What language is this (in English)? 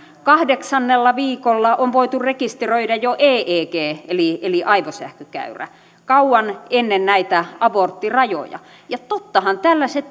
Finnish